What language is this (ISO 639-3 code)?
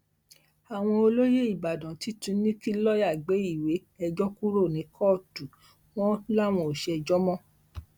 yor